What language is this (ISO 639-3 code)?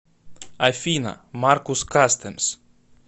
rus